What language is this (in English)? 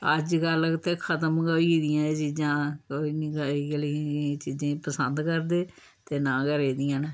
Dogri